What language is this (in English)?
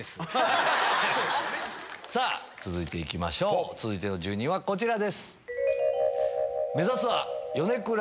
Japanese